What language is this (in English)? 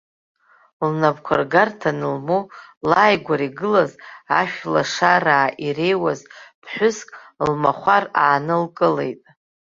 Abkhazian